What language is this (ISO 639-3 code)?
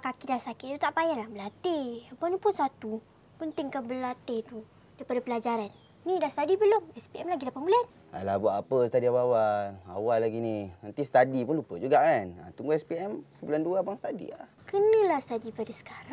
msa